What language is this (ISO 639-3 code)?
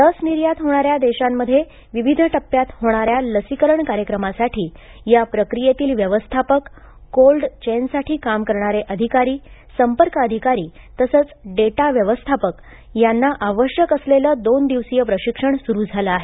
mar